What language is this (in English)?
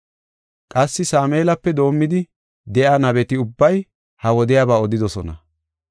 Gofa